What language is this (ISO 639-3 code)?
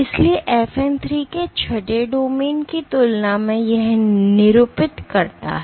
hin